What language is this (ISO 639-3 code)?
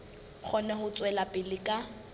sot